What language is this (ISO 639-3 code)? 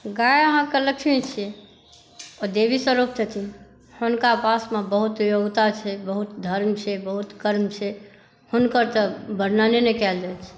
mai